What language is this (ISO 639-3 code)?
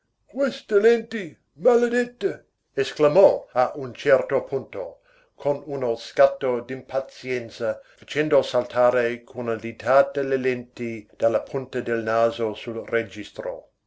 ita